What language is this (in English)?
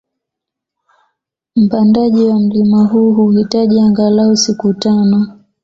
Swahili